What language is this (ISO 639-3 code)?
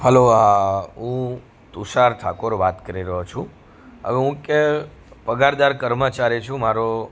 guj